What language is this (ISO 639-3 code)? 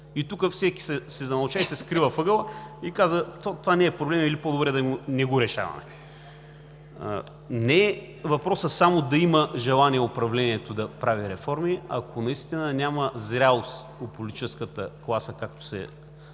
bul